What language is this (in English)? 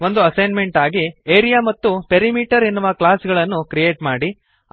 Kannada